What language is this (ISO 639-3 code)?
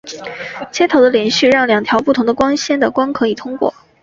zho